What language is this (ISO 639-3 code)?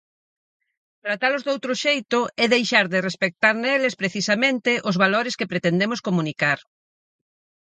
glg